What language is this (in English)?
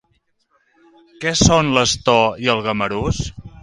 Catalan